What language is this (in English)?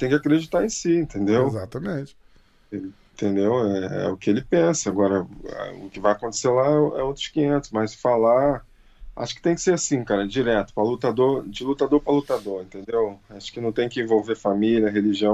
Portuguese